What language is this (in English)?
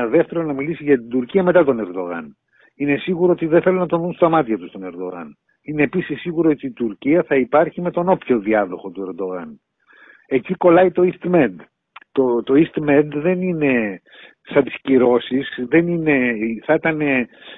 Greek